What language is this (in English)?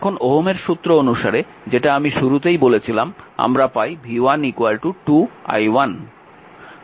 Bangla